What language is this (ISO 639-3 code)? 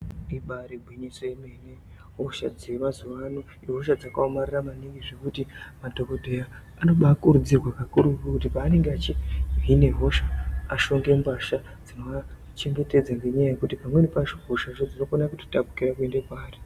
ndc